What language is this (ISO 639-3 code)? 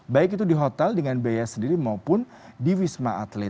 ind